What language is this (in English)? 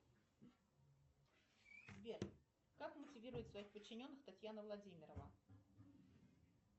Russian